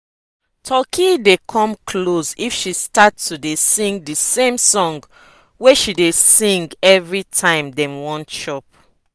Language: Nigerian Pidgin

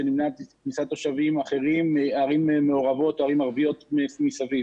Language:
Hebrew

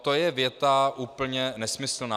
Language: Czech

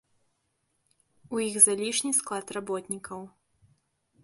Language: Belarusian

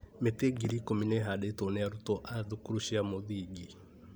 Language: Kikuyu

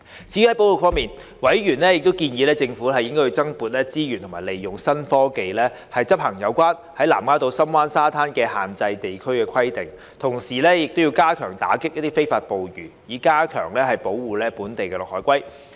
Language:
Cantonese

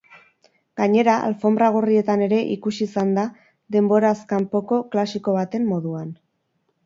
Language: Basque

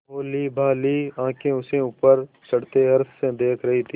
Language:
Hindi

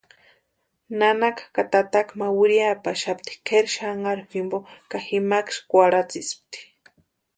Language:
Western Highland Purepecha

